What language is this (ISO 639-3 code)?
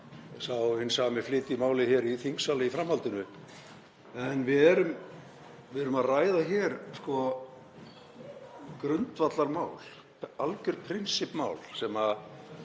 isl